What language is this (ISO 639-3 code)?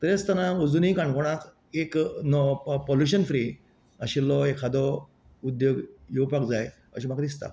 kok